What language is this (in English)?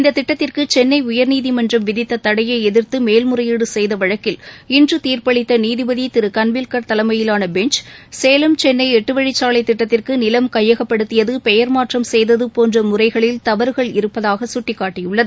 Tamil